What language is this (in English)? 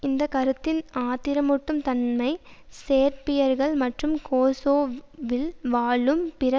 Tamil